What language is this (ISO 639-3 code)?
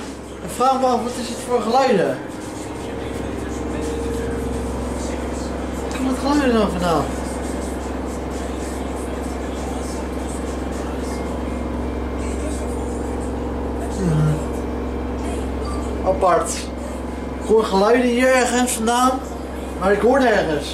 nld